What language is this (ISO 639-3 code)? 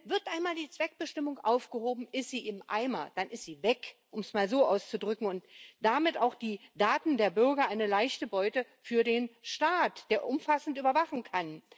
deu